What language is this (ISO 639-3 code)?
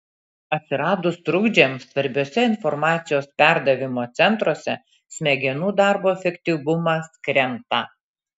lit